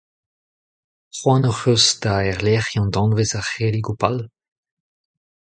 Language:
Breton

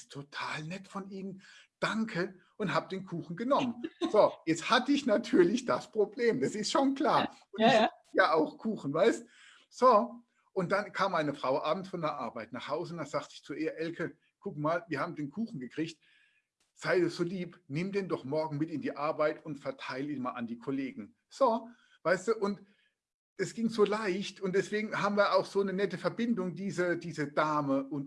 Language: German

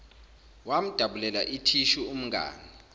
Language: Zulu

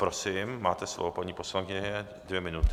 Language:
Czech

